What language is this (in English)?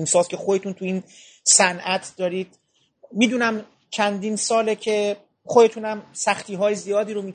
Persian